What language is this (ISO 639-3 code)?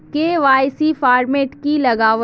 mag